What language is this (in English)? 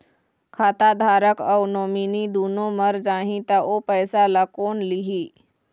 Chhattisgarhi